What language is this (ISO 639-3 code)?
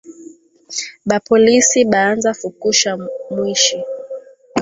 swa